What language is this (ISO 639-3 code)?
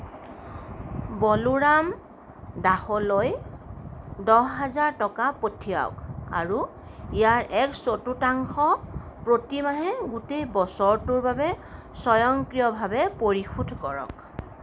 asm